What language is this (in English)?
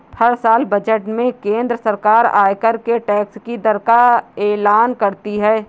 Hindi